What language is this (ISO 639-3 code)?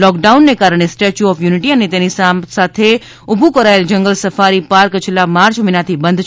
guj